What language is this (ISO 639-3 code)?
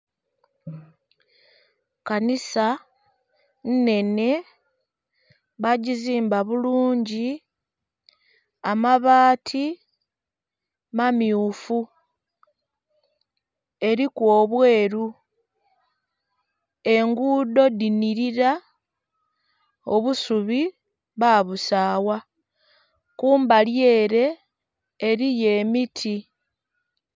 xog